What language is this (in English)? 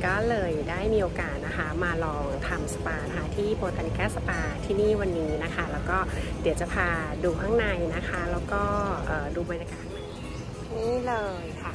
Thai